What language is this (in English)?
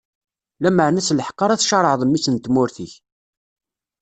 Kabyle